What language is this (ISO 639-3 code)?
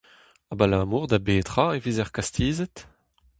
bre